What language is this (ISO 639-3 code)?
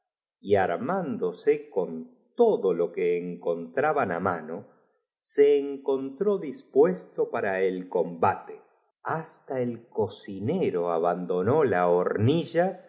spa